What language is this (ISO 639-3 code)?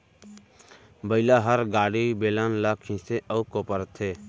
hne